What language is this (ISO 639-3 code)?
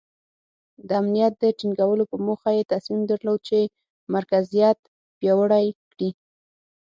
pus